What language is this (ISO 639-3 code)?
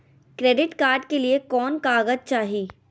mag